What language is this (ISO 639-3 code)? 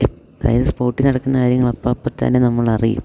mal